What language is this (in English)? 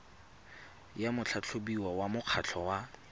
Tswana